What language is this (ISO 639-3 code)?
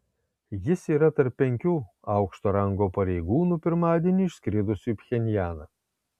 lit